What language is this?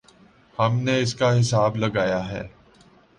Urdu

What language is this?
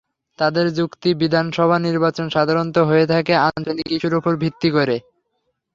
Bangla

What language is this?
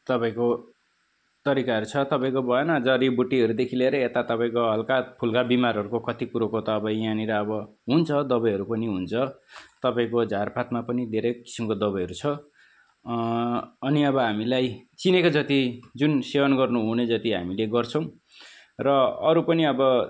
Nepali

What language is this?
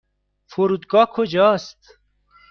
Persian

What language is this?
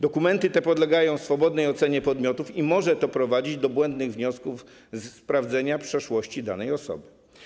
Polish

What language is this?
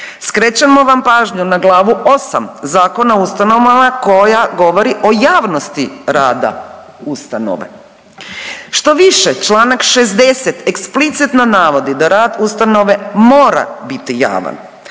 Croatian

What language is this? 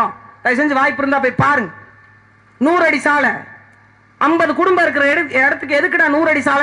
Tamil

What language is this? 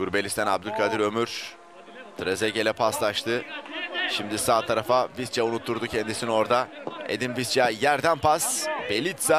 Turkish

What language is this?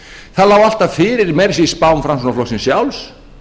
Icelandic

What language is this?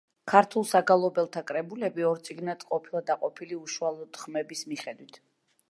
Georgian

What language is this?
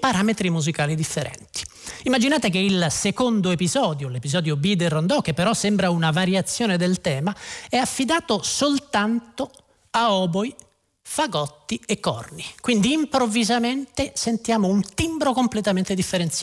Italian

